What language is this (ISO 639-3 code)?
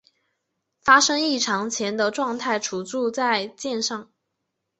zho